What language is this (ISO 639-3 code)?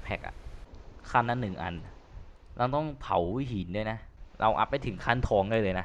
tha